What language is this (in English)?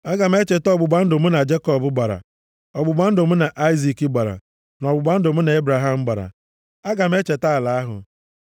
Igbo